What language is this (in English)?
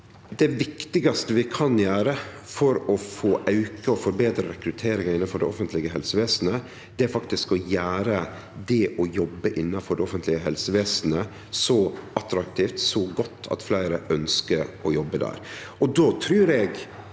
Norwegian